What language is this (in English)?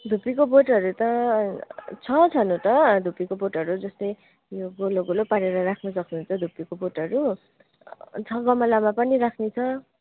Nepali